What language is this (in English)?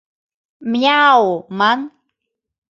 Mari